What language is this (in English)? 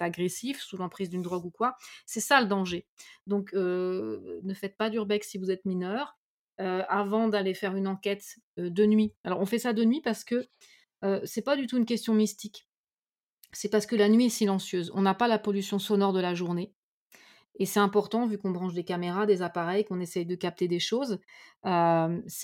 French